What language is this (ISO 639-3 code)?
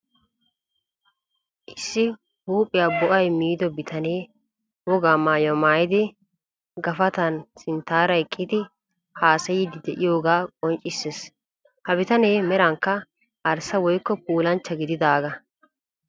wal